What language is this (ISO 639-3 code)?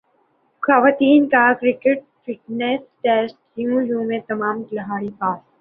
urd